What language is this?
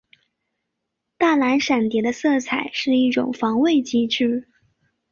Chinese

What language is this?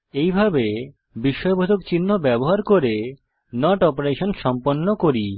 Bangla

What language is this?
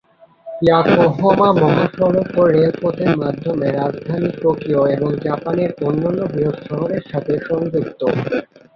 Bangla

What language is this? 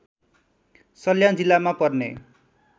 Nepali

